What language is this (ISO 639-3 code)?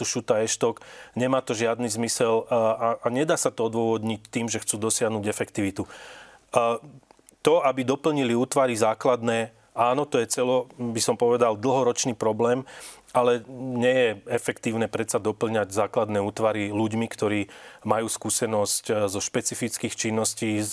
slk